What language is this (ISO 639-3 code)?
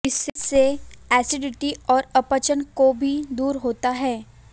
hin